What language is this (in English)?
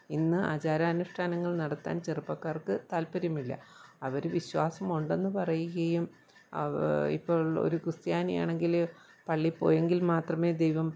Malayalam